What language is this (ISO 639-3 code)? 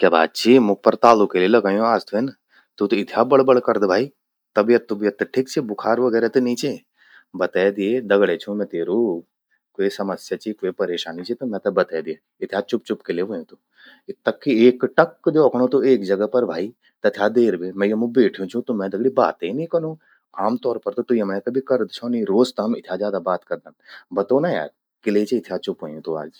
gbm